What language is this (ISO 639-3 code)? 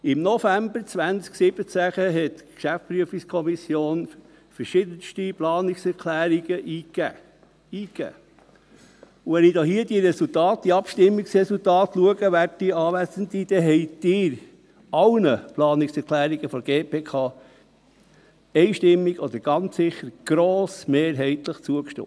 gsw